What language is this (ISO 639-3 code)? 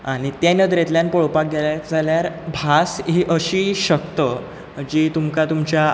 kok